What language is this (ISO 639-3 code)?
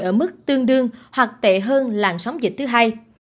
vie